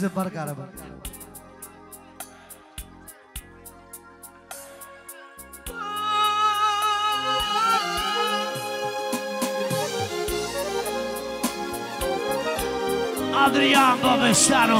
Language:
Romanian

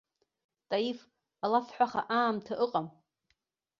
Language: Abkhazian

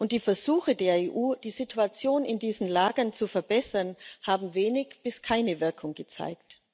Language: German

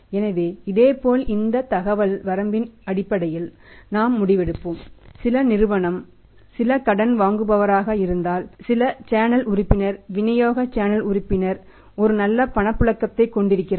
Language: Tamil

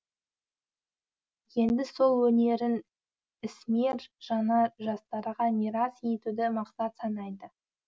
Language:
Kazakh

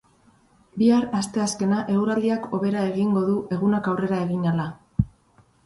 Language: Basque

